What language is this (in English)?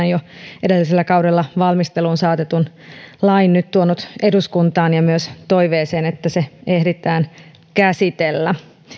Finnish